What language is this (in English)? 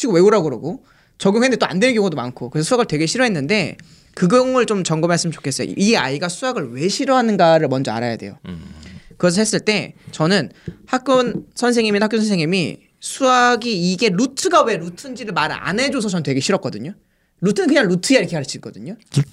Korean